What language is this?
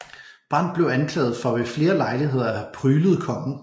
Danish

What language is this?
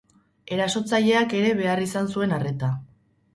Basque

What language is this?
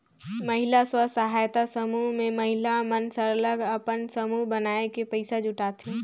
Chhattisgarhi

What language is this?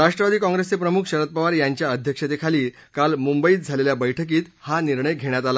Marathi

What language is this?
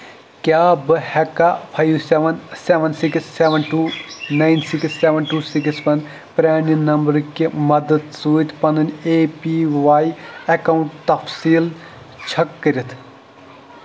Kashmiri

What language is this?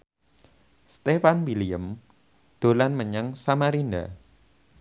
Javanese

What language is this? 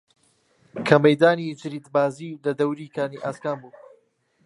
Central Kurdish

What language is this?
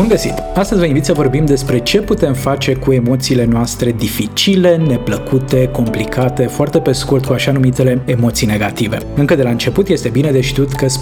Romanian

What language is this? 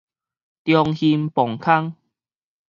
Min Nan Chinese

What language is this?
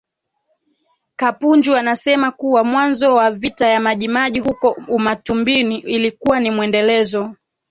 Swahili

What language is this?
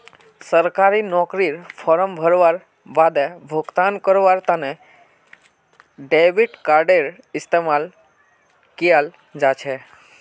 Magahi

